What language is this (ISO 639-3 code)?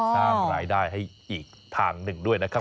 tha